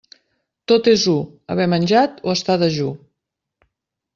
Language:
Catalan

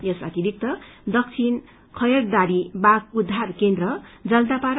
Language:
Nepali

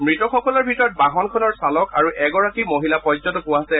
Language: Assamese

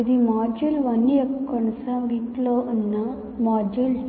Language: Telugu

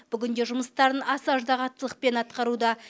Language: Kazakh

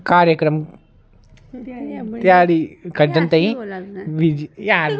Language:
Dogri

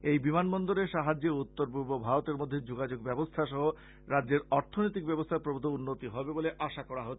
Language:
Bangla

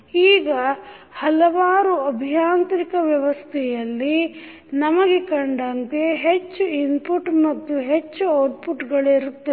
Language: Kannada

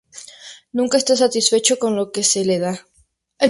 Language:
Spanish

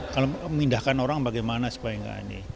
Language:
Indonesian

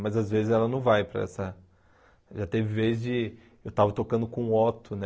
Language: Portuguese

